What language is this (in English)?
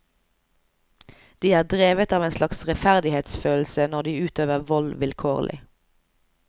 Norwegian